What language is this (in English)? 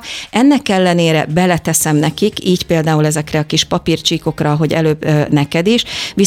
Hungarian